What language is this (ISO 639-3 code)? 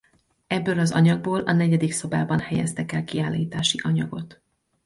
hun